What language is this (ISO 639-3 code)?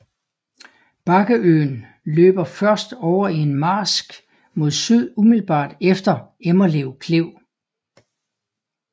dan